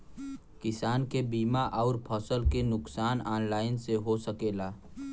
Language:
Bhojpuri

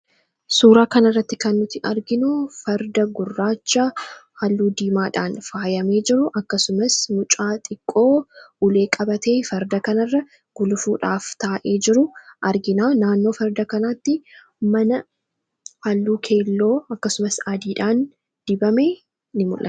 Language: Oromo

